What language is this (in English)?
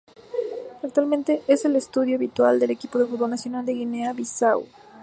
Spanish